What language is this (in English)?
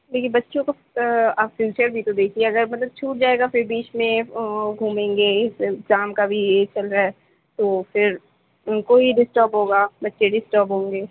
Urdu